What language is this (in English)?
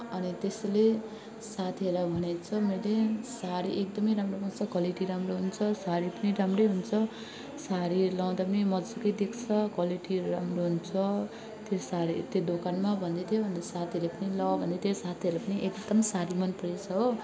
Nepali